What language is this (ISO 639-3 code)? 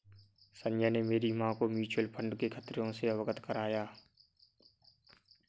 hin